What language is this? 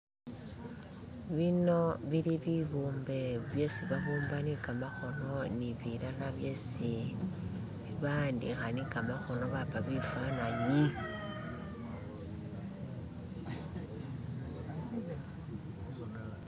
Masaaba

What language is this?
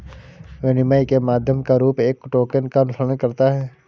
Hindi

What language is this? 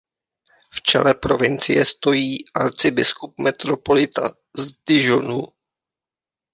Czech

